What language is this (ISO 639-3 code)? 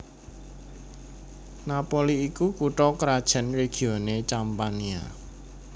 jav